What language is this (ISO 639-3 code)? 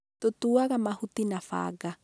kik